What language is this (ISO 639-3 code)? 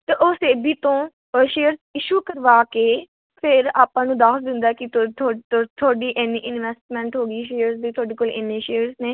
pan